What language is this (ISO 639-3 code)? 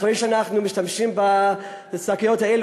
heb